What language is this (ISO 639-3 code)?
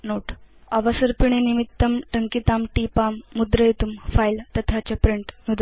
san